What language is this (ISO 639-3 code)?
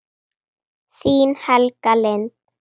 isl